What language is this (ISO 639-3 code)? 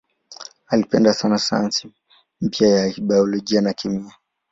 swa